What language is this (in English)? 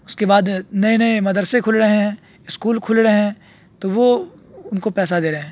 Urdu